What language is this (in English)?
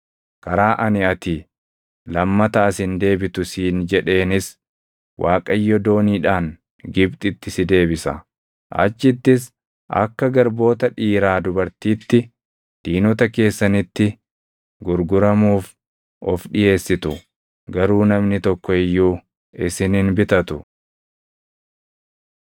Oromo